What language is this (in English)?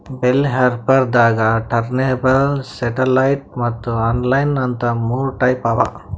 Kannada